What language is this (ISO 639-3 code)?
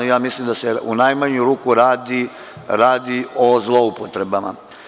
srp